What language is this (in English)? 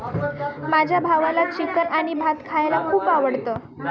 Marathi